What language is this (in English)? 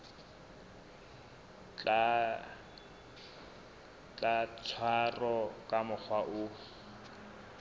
Southern Sotho